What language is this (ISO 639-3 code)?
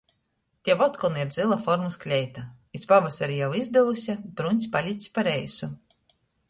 ltg